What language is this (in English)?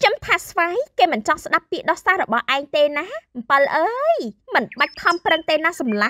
Thai